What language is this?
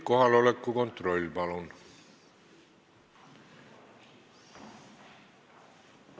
Estonian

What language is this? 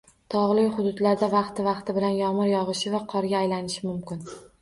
Uzbek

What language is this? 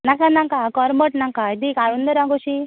Konkani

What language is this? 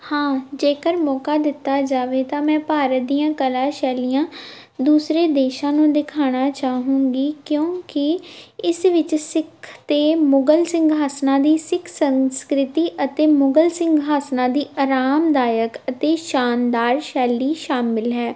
Punjabi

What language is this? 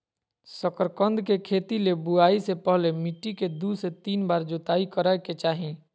Magahi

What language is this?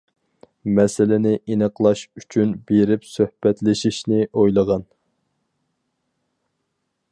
Uyghur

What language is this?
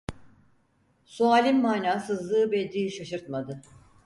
Turkish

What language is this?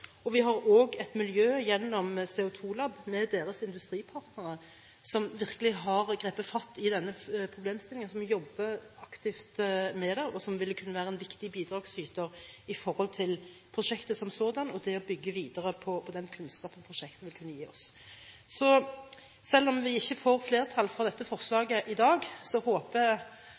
Norwegian Bokmål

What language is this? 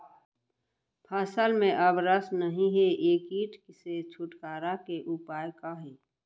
Chhattisgarhi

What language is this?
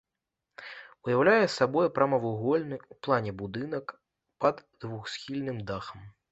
Belarusian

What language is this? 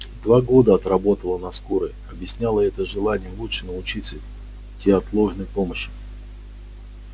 Russian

